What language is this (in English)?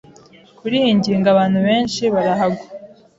Kinyarwanda